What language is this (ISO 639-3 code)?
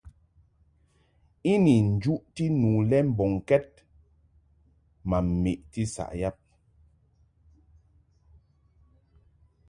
mhk